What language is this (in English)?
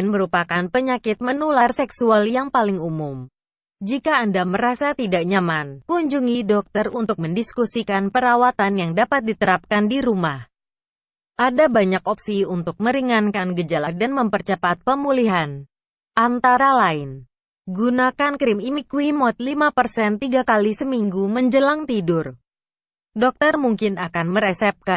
Indonesian